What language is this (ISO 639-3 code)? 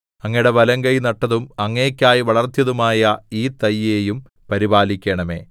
mal